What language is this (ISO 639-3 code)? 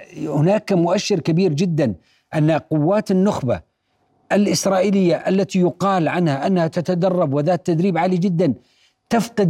ara